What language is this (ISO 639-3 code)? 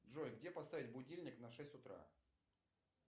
rus